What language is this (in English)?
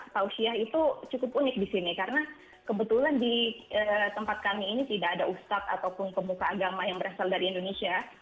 Indonesian